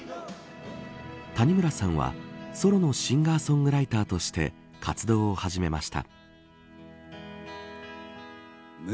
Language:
Japanese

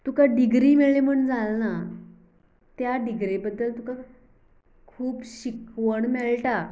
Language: Konkani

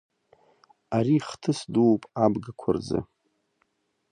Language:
Abkhazian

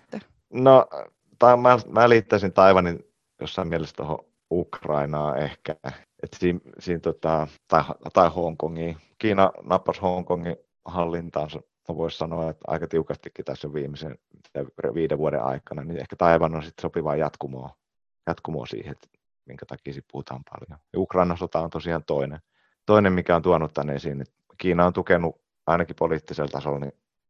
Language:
Finnish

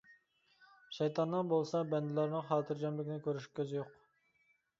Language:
Uyghur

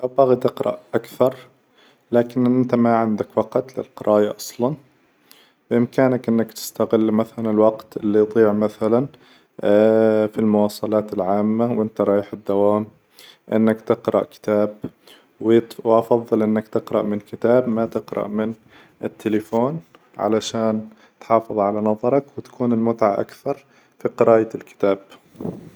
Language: Hijazi Arabic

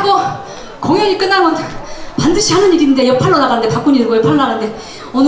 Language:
Korean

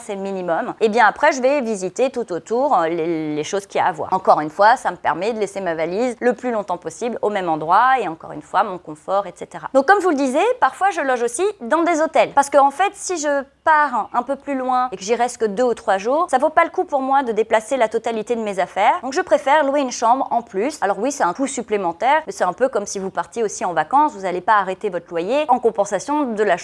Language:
French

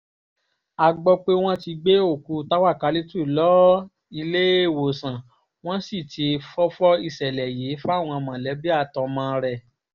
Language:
Yoruba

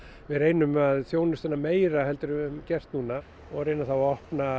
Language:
Icelandic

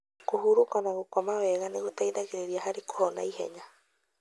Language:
Kikuyu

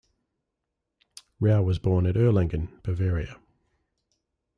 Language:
English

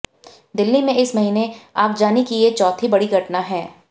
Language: Hindi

